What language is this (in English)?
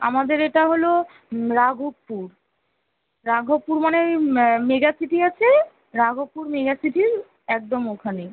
Bangla